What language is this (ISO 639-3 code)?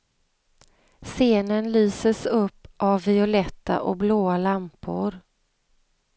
swe